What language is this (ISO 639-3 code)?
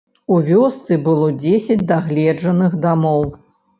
bel